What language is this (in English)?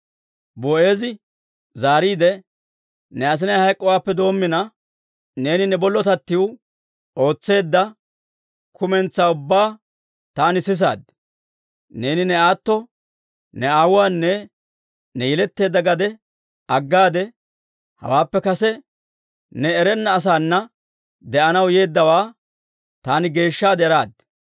Dawro